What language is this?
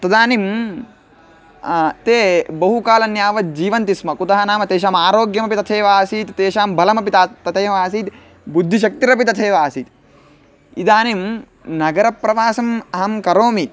Sanskrit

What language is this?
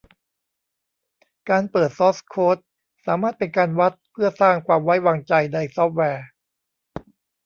Thai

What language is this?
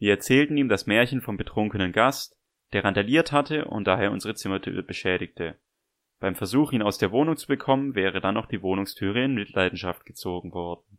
German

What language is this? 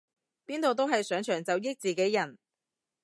Cantonese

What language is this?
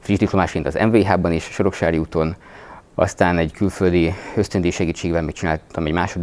Hungarian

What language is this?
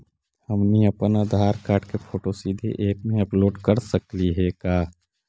Magahi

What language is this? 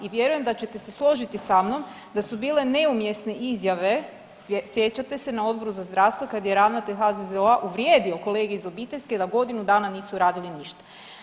Croatian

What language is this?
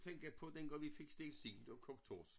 Danish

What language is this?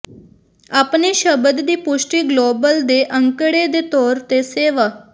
Punjabi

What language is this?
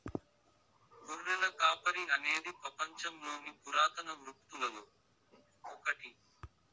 Telugu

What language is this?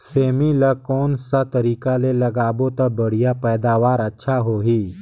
Chhattisgarhi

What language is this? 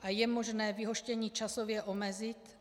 Czech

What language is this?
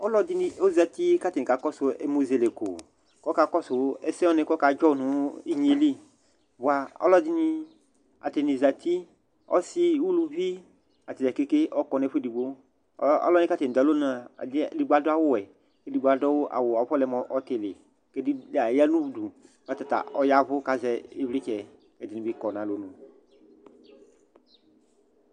Ikposo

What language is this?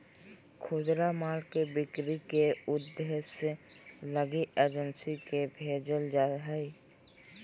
Magahi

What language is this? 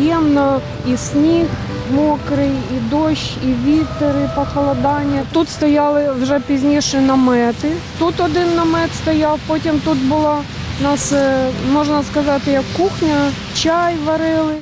Ukrainian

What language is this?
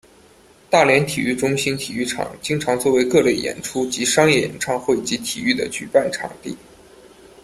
Chinese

